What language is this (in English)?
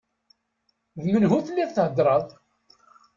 Kabyle